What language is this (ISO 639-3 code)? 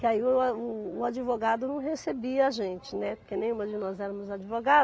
por